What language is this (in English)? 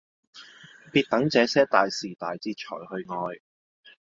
Cantonese